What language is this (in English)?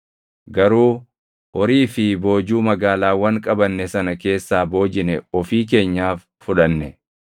Oromo